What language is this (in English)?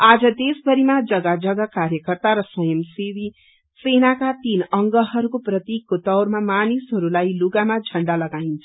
Nepali